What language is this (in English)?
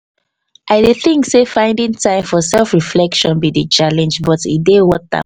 Nigerian Pidgin